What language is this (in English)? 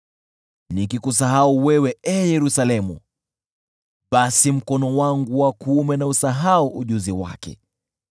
Swahili